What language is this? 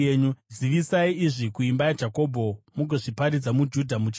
Shona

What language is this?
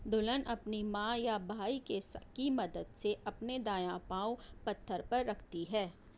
Urdu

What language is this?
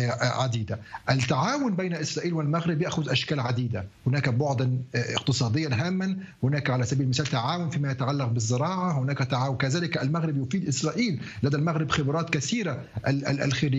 Arabic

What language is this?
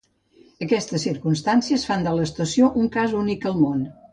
Catalan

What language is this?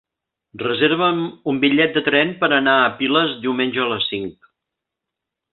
Catalan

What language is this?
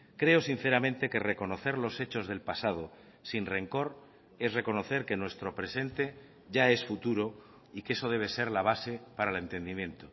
Spanish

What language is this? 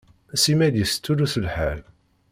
Kabyle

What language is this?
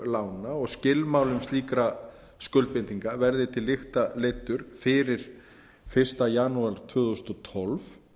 Icelandic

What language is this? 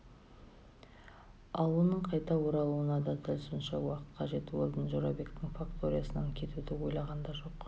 Kazakh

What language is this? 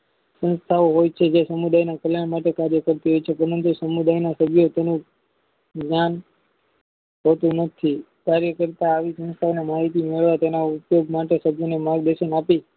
Gujarati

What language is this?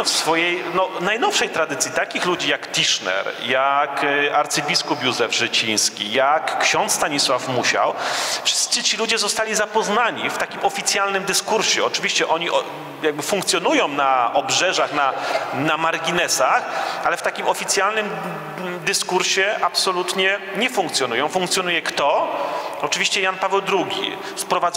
Polish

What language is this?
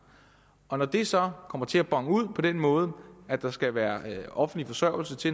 Danish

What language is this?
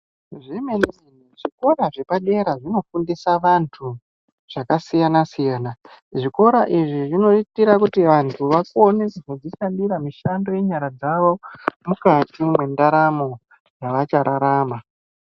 Ndau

